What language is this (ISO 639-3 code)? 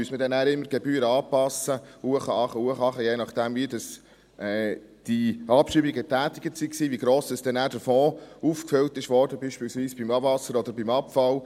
gsw